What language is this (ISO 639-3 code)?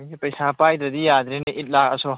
mni